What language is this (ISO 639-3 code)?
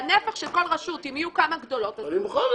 heb